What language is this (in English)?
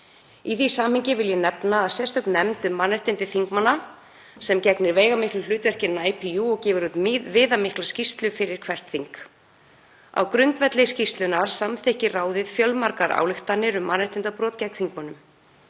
Icelandic